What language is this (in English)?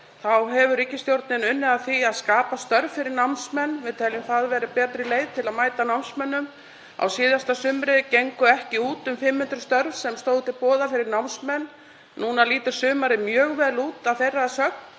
Icelandic